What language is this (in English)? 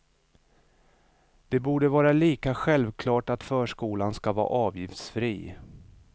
Swedish